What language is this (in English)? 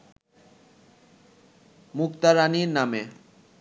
Bangla